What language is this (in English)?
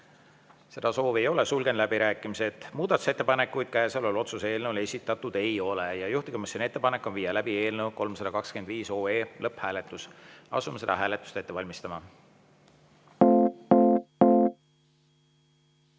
Estonian